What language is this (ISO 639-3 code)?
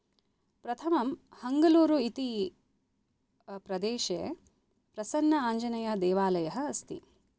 san